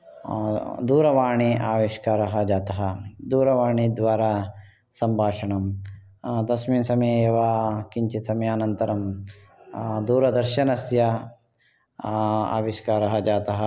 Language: Sanskrit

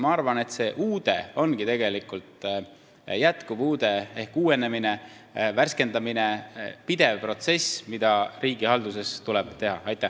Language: Estonian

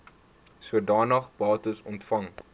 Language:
Afrikaans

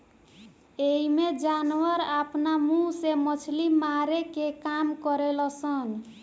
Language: Bhojpuri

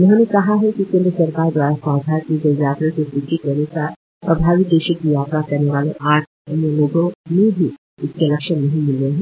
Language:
Hindi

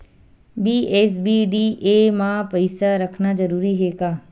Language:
Chhattisgarhi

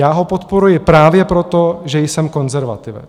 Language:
Czech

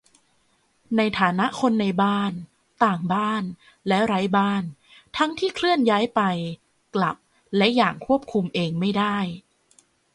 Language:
Thai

